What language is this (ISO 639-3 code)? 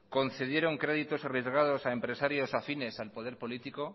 spa